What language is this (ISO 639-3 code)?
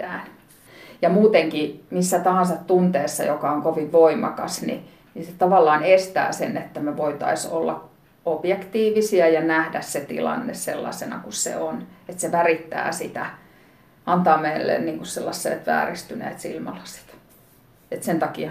fin